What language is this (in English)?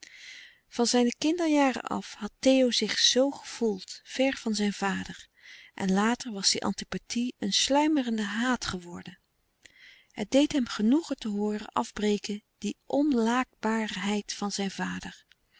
Dutch